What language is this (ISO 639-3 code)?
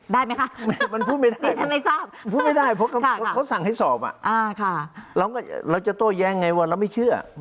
tha